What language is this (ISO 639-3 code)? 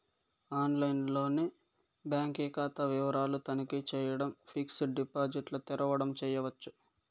tel